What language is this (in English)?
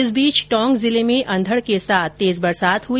Hindi